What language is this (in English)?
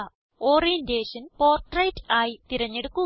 Malayalam